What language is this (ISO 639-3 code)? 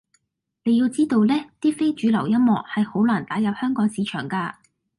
yue